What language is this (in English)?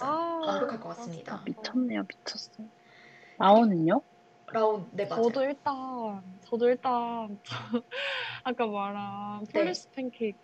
Korean